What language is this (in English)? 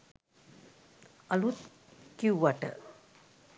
Sinhala